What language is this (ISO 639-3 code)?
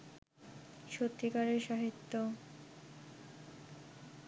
ben